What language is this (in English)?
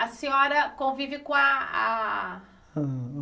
Portuguese